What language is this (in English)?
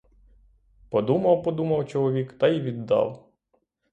Ukrainian